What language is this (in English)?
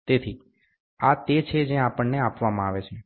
Gujarati